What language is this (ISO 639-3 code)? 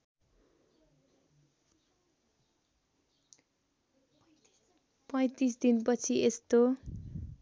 nep